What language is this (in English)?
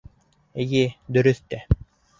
Bashkir